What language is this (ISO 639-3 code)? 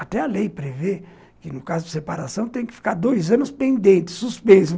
por